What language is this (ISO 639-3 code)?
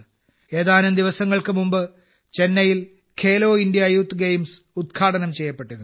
mal